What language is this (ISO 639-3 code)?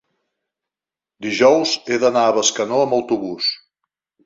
cat